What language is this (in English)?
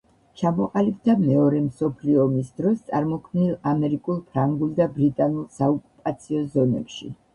Georgian